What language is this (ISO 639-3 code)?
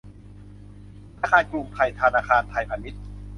tha